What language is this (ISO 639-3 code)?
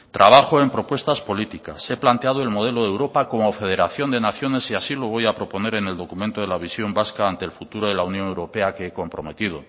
spa